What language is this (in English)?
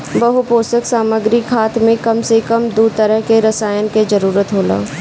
Bhojpuri